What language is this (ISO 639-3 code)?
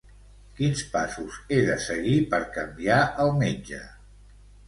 cat